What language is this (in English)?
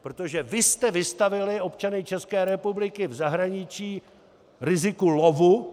Czech